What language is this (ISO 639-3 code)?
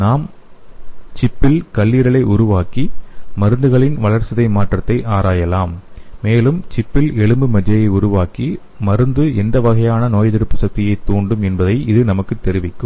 tam